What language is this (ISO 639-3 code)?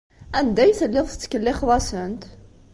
kab